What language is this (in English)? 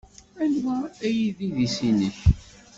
Kabyle